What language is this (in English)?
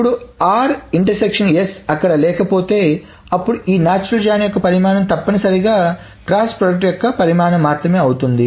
Telugu